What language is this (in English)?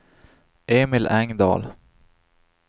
Swedish